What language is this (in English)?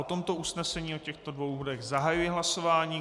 Czech